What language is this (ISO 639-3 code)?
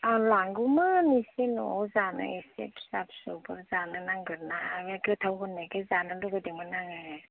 brx